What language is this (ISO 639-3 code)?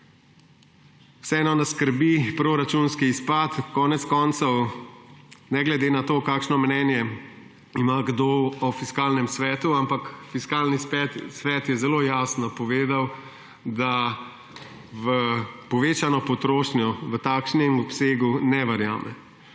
slv